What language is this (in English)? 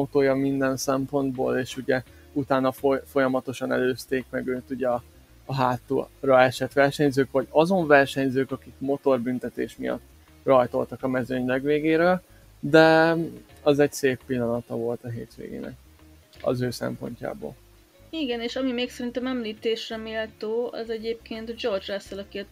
Hungarian